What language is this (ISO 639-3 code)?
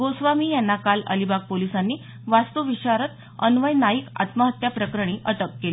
mar